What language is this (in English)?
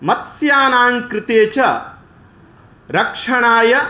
Sanskrit